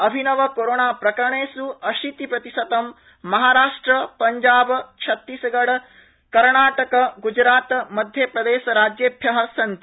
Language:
Sanskrit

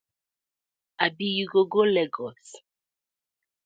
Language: Nigerian Pidgin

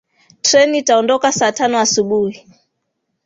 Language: Swahili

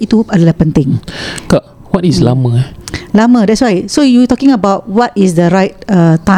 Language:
Malay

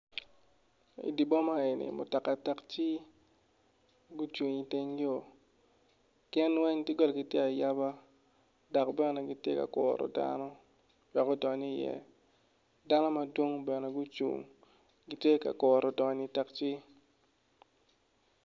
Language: Acoli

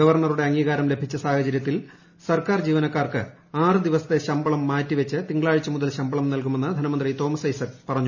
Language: Malayalam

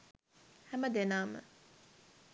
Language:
Sinhala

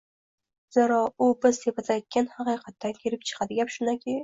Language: Uzbek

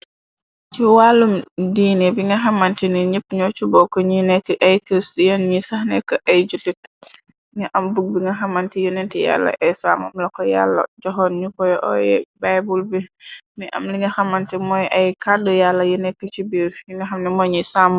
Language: Wolof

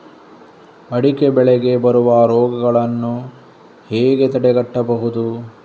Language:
Kannada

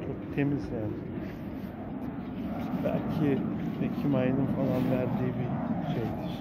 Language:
Turkish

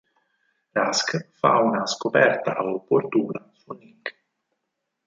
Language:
Italian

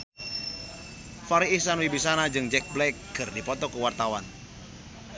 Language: Sundanese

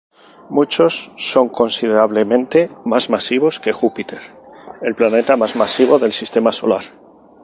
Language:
Spanish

